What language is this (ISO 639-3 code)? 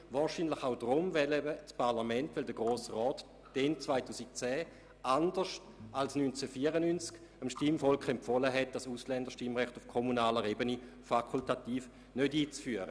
gsw